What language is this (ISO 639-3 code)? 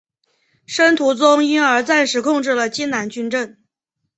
zho